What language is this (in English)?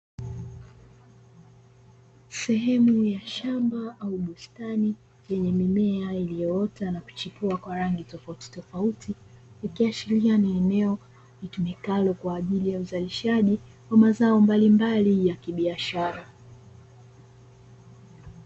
Swahili